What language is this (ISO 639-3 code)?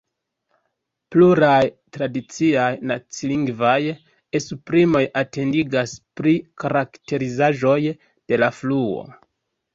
epo